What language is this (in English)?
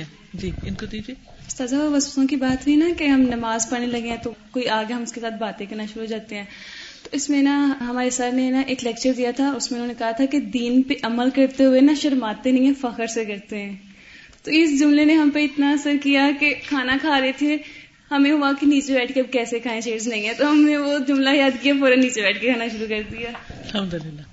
Urdu